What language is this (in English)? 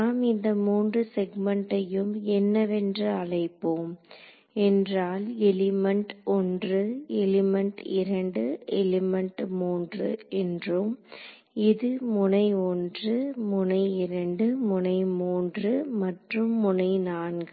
Tamil